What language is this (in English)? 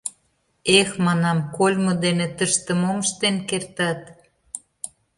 Mari